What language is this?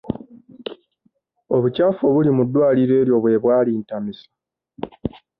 Ganda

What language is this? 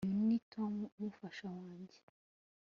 Kinyarwanda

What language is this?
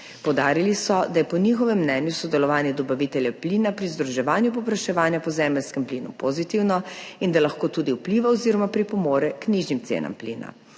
Slovenian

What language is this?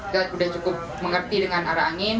Indonesian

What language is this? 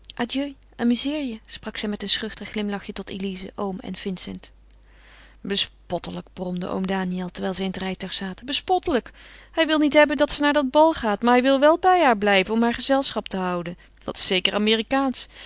Dutch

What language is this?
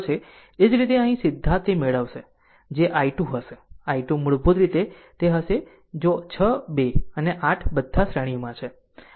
Gujarati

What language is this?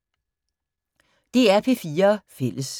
Danish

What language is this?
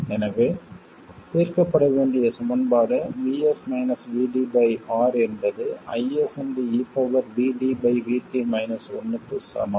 Tamil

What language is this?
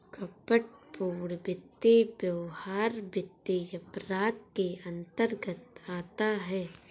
Hindi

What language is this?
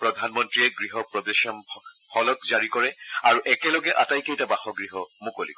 Assamese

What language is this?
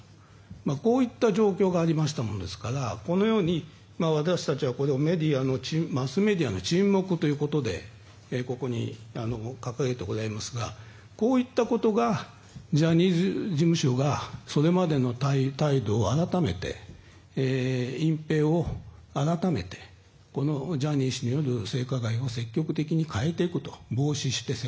Japanese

